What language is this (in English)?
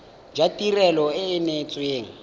Tswana